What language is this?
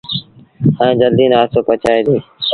Sindhi Bhil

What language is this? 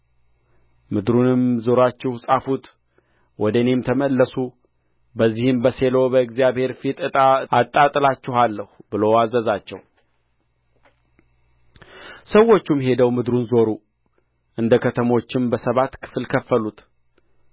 Amharic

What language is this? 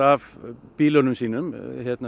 Icelandic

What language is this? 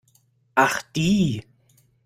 German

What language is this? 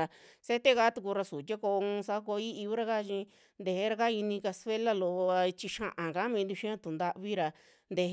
Western Juxtlahuaca Mixtec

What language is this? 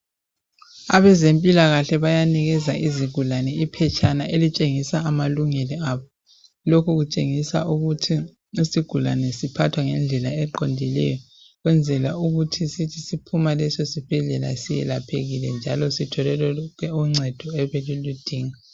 North Ndebele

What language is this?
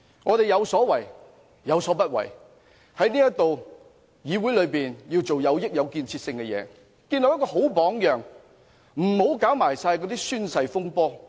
Cantonese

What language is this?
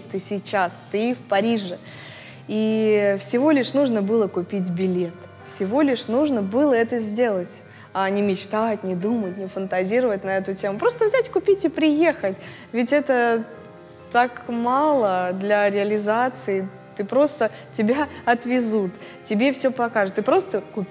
Russian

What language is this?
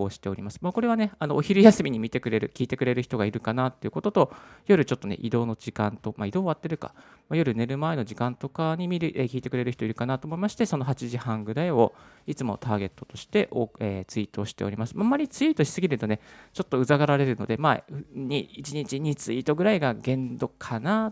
Japanese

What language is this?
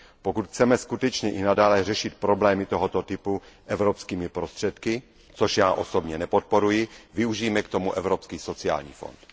Czech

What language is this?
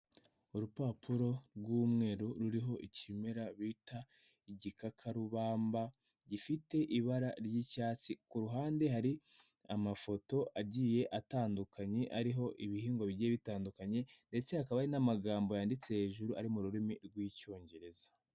Kinyarwanda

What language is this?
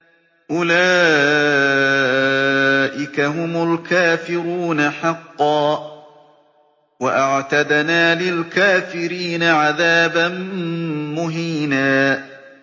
Arabic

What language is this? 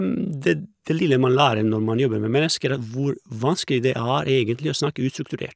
Norwegian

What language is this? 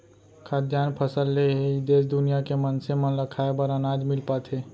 Chhattisgarhi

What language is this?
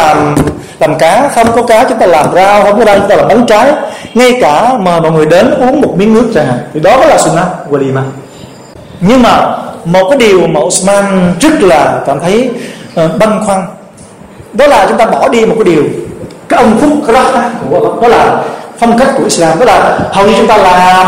Vietnamese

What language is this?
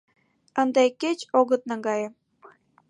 Mari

